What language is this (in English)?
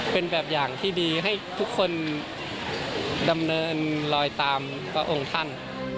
Thai